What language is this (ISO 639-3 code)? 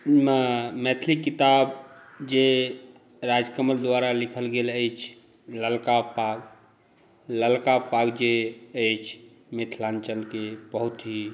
mai